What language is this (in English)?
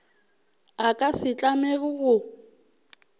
Northern Sotho